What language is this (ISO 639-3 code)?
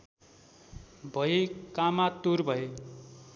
nep